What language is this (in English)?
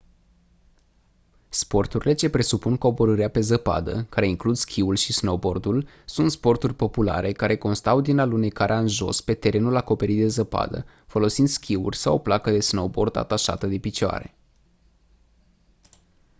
Romanian